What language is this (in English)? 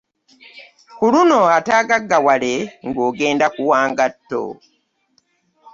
Ganda